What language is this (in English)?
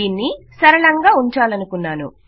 Telugu